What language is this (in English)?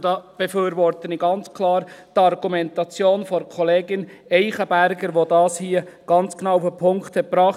Swiss German